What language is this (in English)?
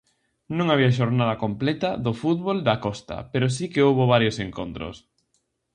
Galician